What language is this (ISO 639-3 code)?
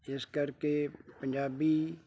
pan